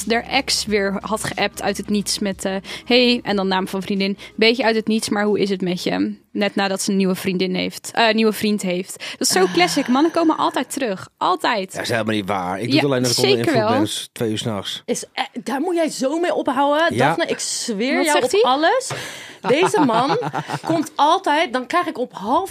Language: Dutch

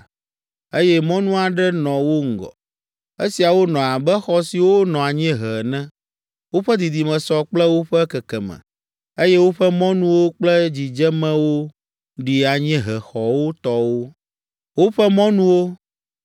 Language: Ewe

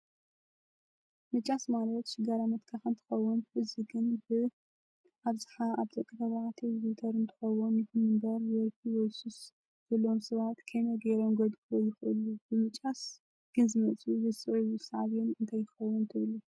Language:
Tigrinya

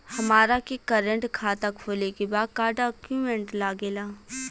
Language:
Bhojpuri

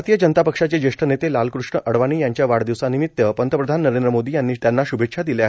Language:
Marathi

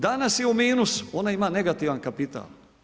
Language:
Croatian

